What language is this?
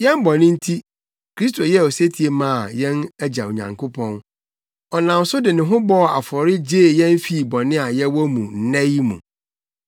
Akan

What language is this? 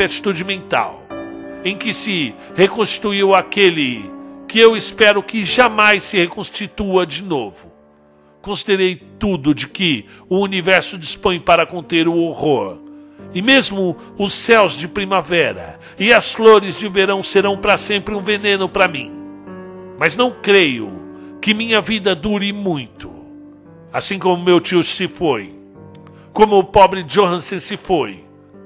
Portuguese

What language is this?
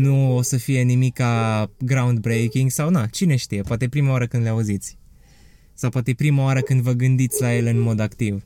Romanian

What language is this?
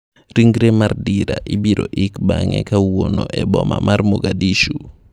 Luo (Kenya and Tanzania)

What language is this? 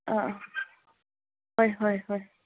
Manipuri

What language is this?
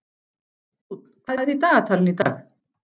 Icelandic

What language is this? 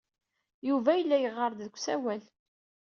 Kabyle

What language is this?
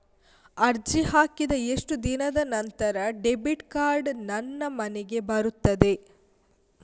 Kannada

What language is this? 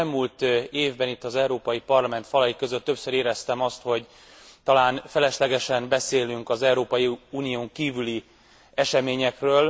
Hungarian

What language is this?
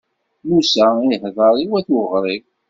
Kabyle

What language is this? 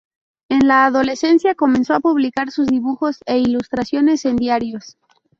Spanish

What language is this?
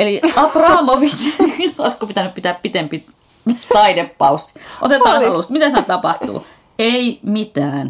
Finnish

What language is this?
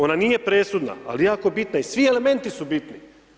Croatian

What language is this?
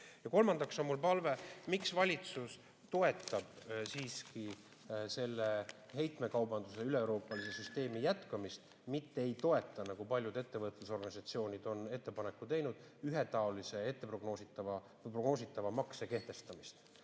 Estonian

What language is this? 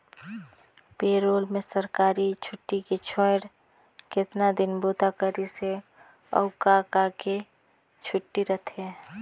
Chhattisgarhi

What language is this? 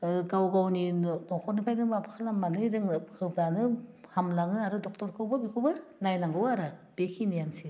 Bodo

